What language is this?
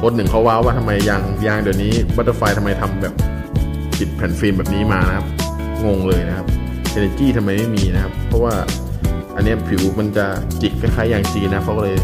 Thai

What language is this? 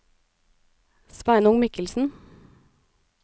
Norwegian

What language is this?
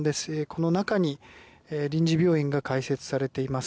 Japanese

